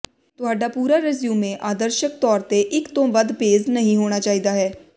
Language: Punjabi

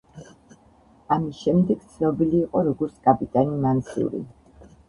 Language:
Georgian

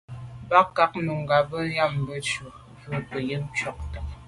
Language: Medumba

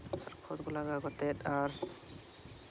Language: Santali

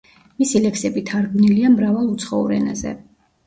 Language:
Georgian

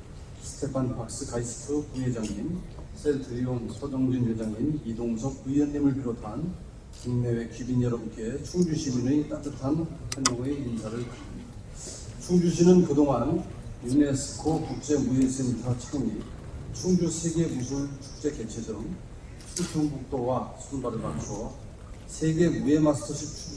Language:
Korean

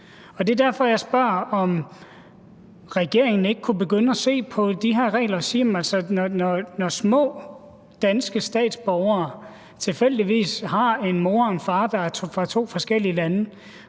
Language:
Danish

